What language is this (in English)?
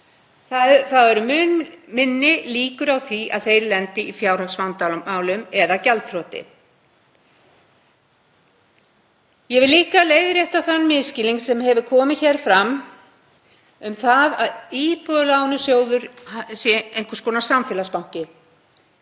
Icelandic